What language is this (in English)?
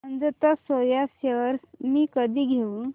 Marathi